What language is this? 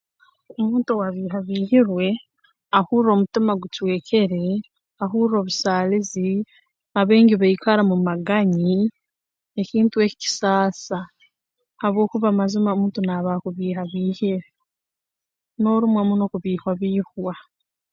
Tooro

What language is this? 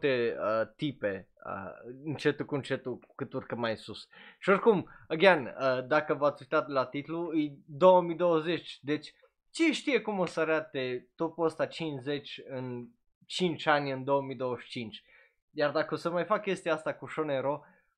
Romanian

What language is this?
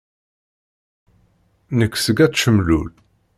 Kabyle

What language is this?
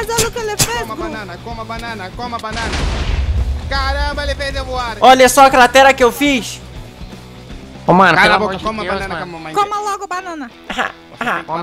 Portuguese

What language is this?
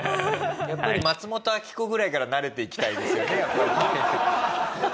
Japanese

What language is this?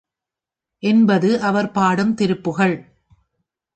Tamil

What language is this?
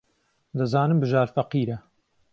Central Kurdish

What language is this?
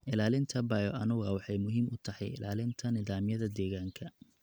Somali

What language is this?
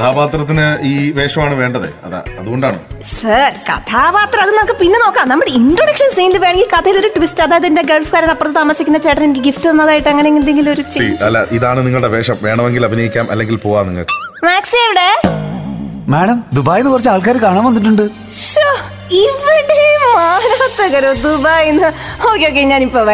Malayalam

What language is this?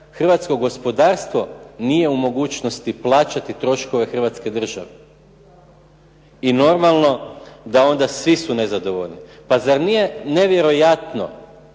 Croatian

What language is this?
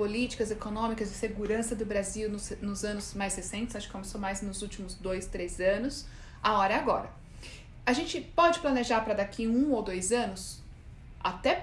Portuguese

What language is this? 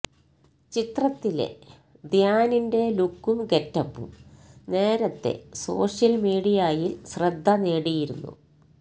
Malayalam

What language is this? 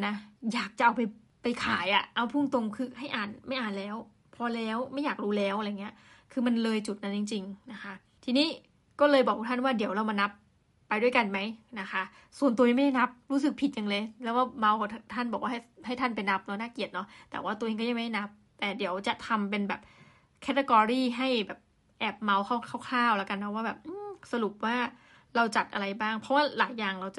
Thai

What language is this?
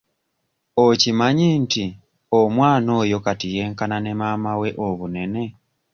Ganda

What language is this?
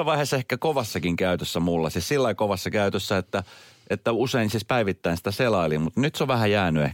Finnish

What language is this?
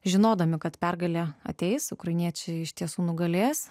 Lithuanian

